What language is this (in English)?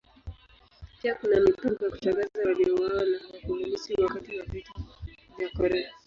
Swahili